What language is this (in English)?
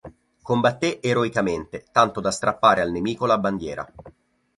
Italian